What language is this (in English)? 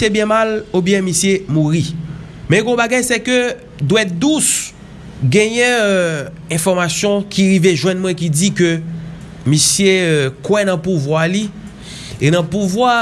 French